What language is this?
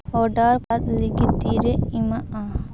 Santali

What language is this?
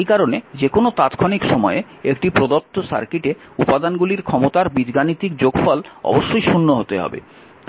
Bangla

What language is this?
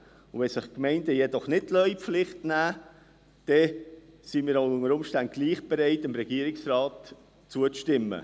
Swiss German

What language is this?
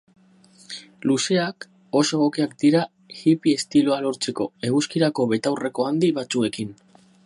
Basque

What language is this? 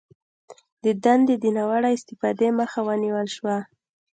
Pashto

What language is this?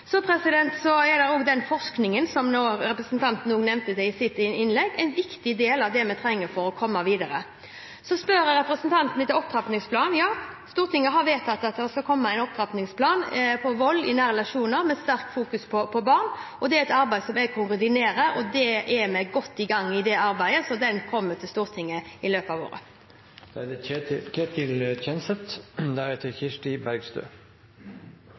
Norwegian Bokmål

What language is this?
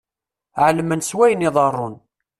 Kabyle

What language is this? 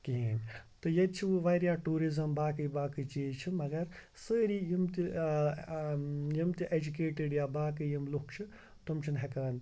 Kashmiri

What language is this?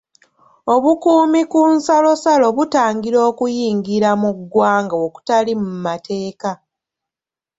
Ganda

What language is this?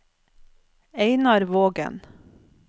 Norwegian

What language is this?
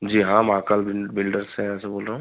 Hindi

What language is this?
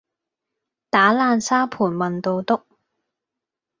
Cantonese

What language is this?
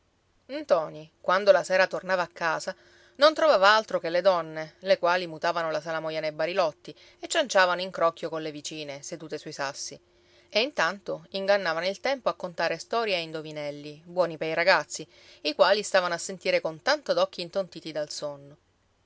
Italian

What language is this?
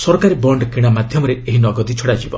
Odia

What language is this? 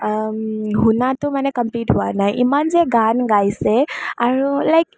Assamese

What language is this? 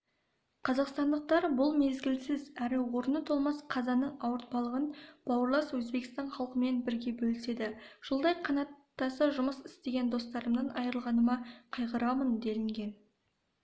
Kazakh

